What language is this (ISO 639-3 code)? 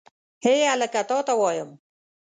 pus